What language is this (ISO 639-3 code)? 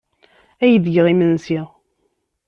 kab